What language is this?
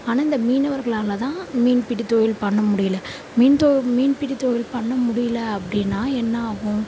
Tamil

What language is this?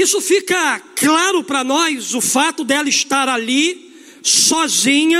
Portuguese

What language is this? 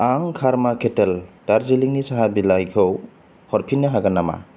Bodo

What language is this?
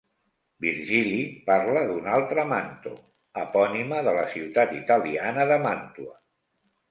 Catalan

